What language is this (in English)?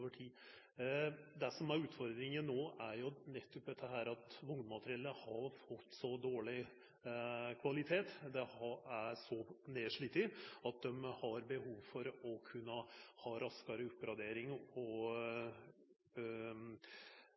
Norwegian Nynorsk